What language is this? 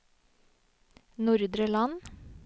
Norwegian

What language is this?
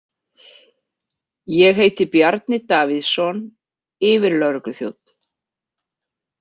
Icelandic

